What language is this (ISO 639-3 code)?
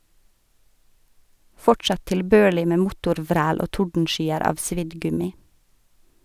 nor